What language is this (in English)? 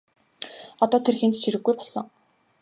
Mongolian